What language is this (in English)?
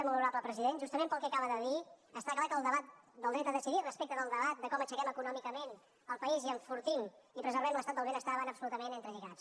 Catalan